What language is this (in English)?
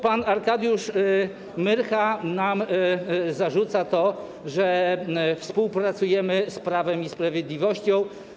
Polish